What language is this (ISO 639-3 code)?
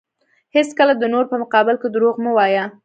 pus